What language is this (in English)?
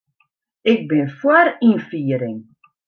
Western Frisian